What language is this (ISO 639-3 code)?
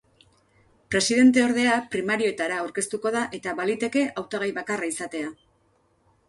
eus